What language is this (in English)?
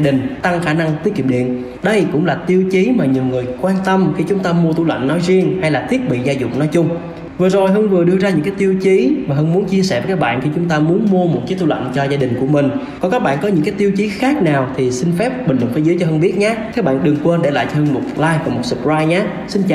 Vietnamese